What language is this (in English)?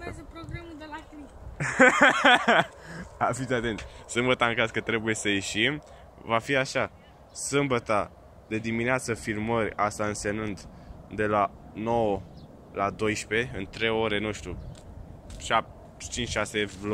Romanian